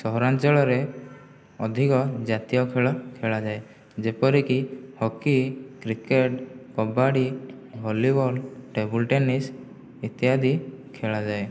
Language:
Odia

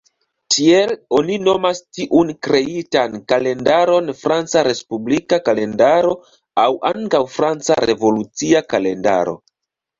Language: Esperanto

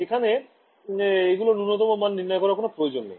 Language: Bangla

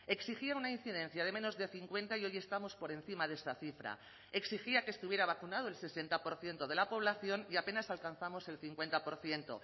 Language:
Spanish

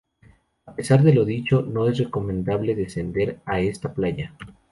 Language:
Spanish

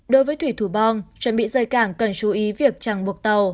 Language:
Vietnamese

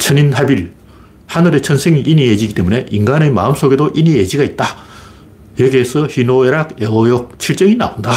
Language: Korean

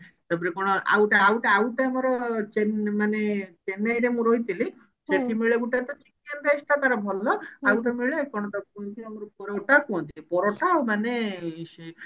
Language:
Odia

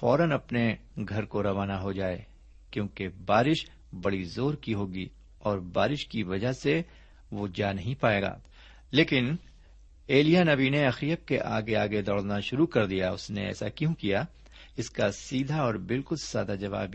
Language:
Urdu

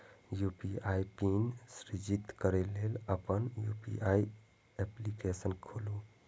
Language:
Maithili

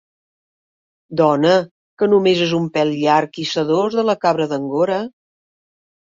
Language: Catalan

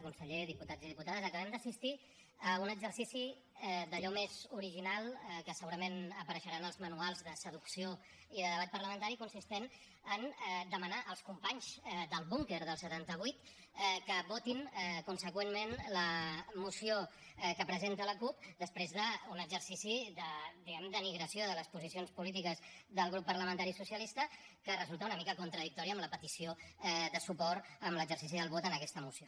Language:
Catalan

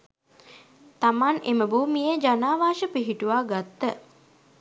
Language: Sinhala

